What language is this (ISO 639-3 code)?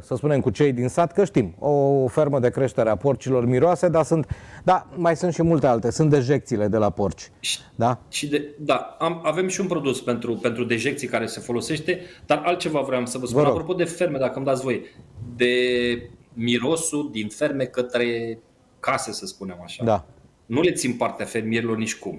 ron